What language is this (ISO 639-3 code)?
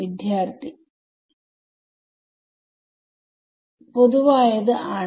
mal